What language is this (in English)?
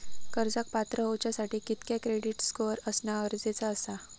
Marathi